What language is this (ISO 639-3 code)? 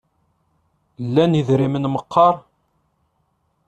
kab